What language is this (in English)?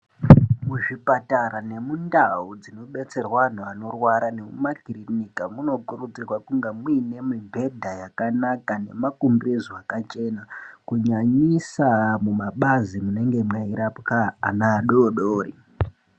Ndau